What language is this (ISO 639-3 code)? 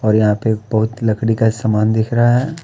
hin